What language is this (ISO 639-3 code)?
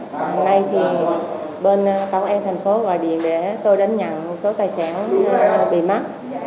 vie